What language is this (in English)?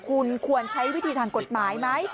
Thai